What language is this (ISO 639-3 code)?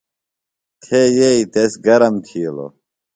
phl